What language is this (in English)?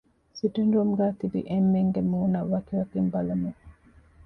Divehi